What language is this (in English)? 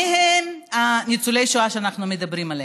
Hebrew